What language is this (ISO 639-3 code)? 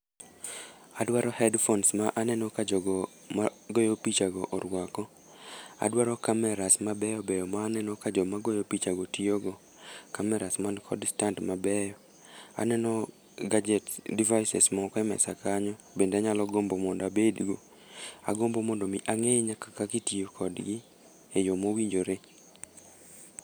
luo